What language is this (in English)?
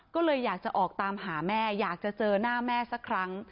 Thai